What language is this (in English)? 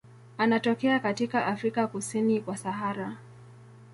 Swahili